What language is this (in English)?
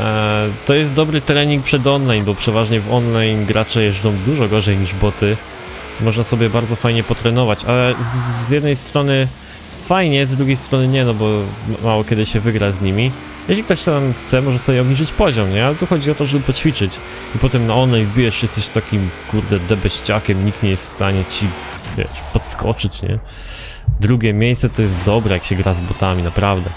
Polish